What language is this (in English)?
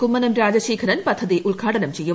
Malayalam